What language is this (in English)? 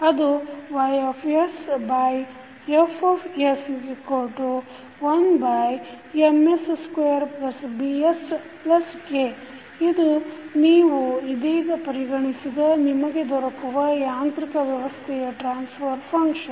Kannada